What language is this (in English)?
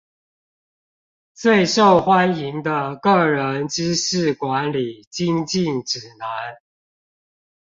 Chinese